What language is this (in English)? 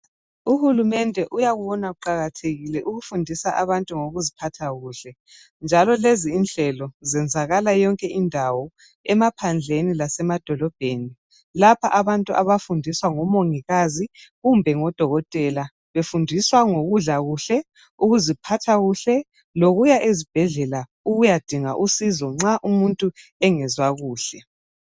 North Ndebele